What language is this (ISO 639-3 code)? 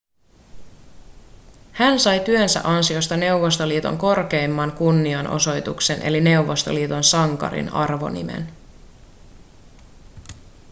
fin